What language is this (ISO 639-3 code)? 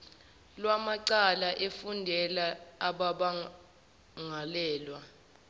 zul